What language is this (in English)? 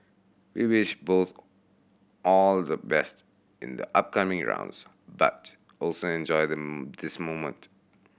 English